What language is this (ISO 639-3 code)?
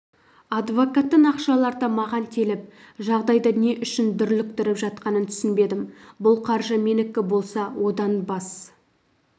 kaz